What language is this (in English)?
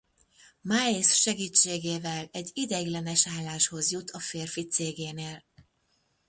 Hungarian